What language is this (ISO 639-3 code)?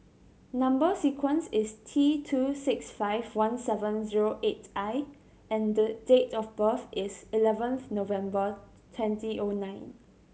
eng